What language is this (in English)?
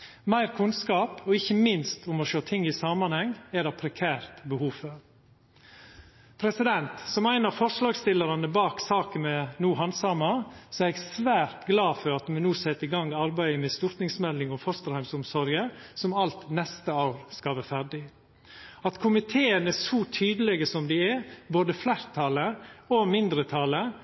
Norwegian Nynorsk